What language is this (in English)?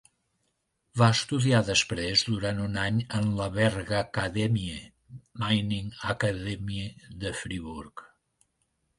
Catalan